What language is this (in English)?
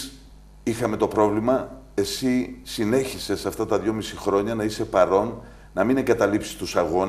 Greek